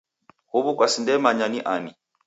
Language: Taita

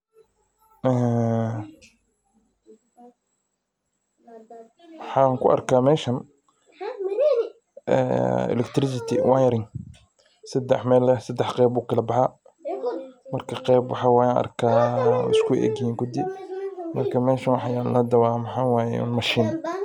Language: Somali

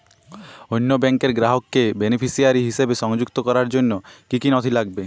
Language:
Bangla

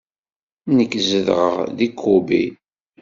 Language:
Kabyle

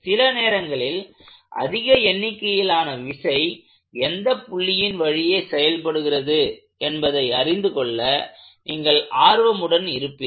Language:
Tamil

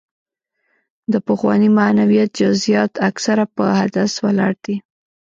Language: Pashto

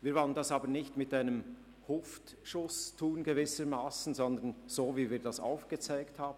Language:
Swiss German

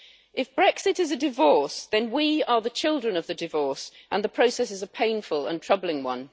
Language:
English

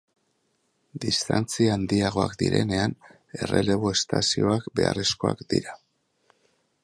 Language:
Basque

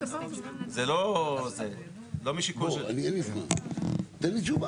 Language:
Hebrew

